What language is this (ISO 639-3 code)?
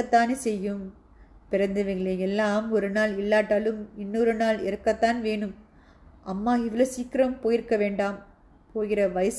tam